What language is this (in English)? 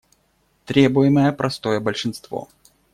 Russian